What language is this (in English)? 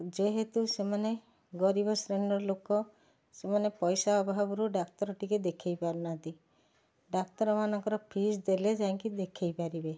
Odia